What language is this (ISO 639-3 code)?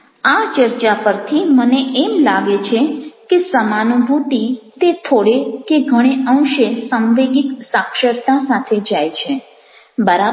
guj